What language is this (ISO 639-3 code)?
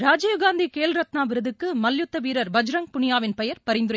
tam